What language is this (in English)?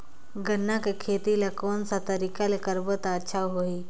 Chhattisgarhi